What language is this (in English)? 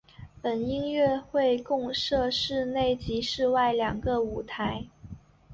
Chinese